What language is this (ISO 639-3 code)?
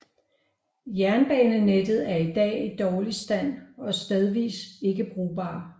dan